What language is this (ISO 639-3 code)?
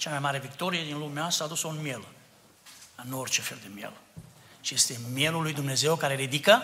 ron